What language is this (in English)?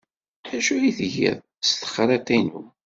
Kabyle